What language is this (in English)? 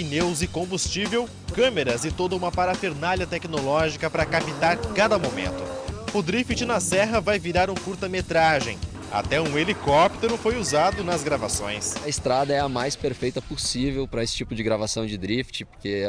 Portuguese